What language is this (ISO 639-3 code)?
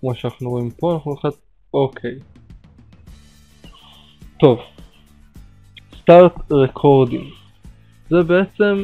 heb